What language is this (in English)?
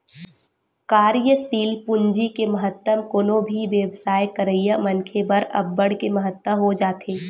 Chhattisgarhi